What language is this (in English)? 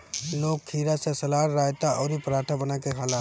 Bhojpuri